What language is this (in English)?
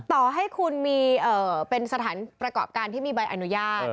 Thai